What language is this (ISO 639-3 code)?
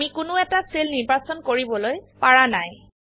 asm